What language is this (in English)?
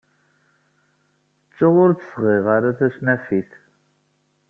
Kabyle